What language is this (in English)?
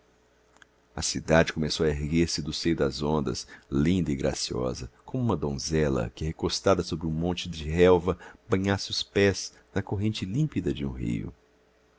Portuguese